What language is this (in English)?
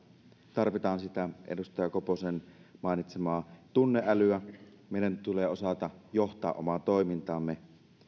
Finnish